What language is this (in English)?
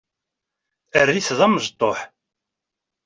Kabyle